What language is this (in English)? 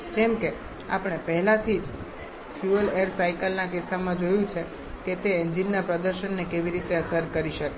Gujarati